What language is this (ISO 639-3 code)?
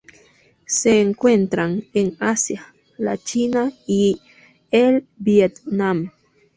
spa